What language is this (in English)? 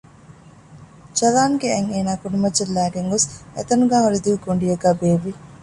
Divehi